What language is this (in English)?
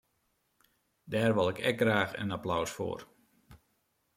Western Frisian